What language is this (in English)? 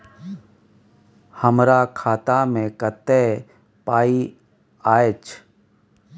Maithili